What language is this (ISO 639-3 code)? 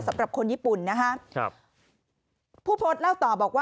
tha